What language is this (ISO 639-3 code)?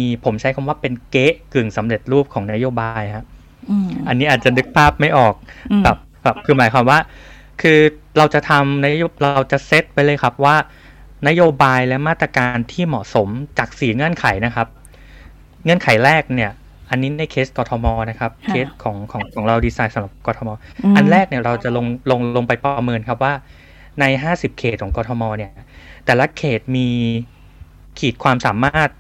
tha